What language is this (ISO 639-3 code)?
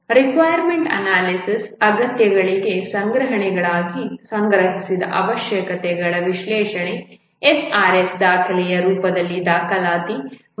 kan